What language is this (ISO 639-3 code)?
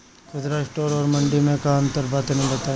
bho